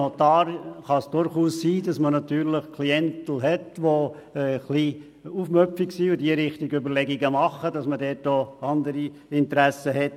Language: Swiss German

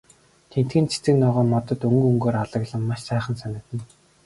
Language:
Mongolian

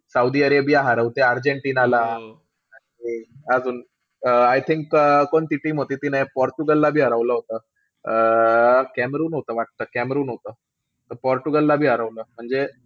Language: Marathi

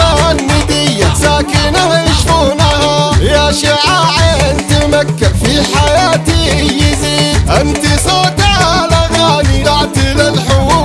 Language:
Arabic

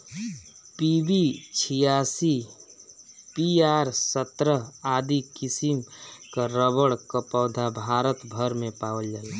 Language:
Bhojpuri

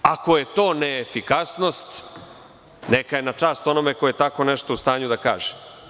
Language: Serbian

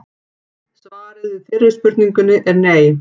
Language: Icelandic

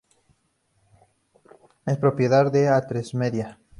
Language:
Spanish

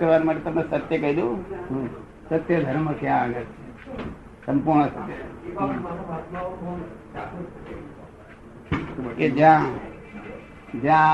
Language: Gujarati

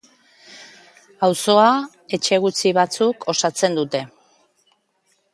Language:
Basque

